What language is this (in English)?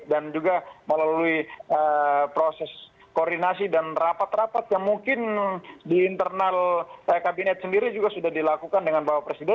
Indonesian